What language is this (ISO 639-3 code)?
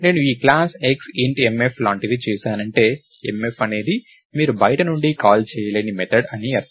tel